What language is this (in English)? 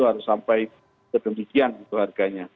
Indonesian